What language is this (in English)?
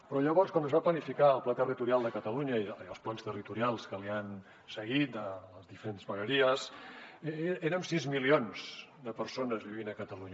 Catalan